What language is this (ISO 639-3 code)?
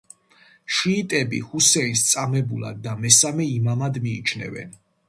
kat